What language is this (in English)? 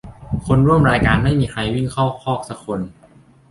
Thai